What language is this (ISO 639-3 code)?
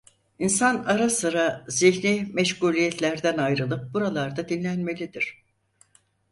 tur